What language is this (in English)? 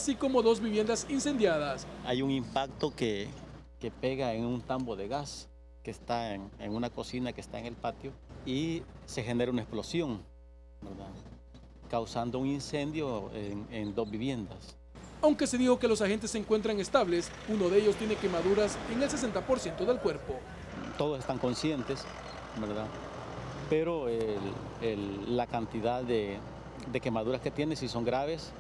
Spanish